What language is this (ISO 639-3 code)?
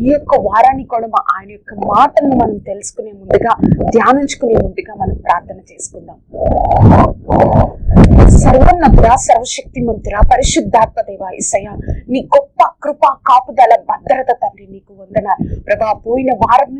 ind